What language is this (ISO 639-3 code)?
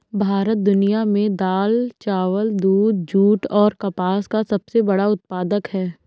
hin